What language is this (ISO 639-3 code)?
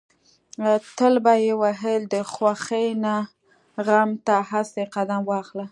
pus